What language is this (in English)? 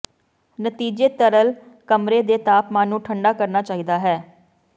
Punjabi